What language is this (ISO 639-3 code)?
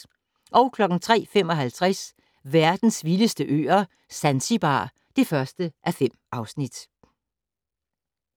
dan